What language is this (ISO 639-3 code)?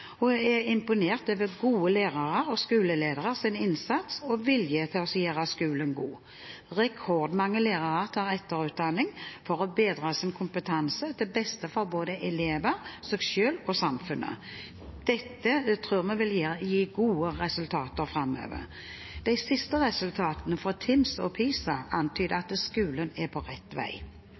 nob